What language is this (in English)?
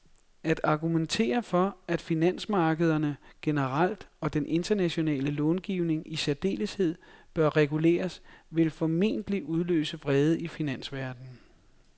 Danish